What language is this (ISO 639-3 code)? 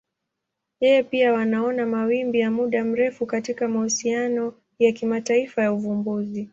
swa